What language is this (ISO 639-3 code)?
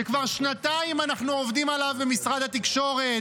heb